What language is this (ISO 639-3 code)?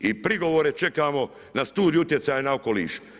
hrv